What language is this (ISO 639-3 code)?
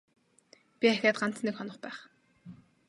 mon